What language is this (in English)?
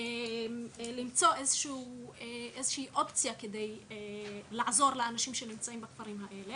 Hebrew